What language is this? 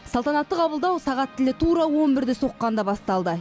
Kazakh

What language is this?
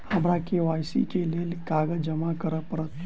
Maithili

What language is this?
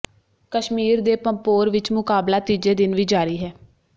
Punjabi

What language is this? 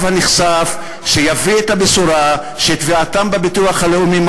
Hebrew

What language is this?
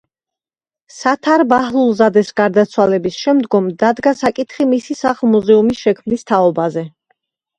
Georgian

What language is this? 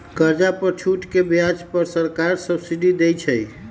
Magahi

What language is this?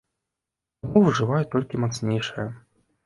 Belarusian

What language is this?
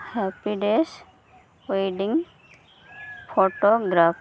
Santali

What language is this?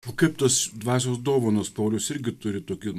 Lithuanian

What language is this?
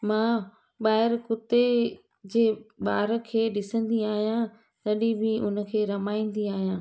Sindhi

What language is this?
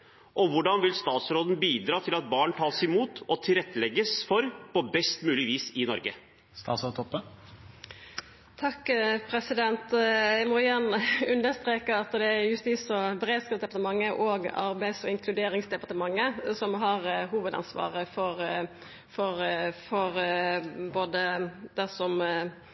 Norwegian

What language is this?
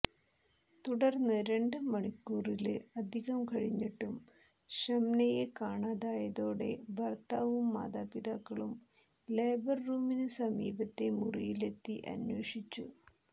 Malayalam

